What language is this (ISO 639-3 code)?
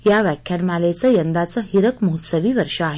mar